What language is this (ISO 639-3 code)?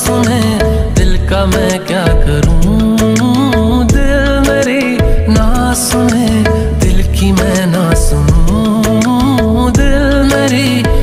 ron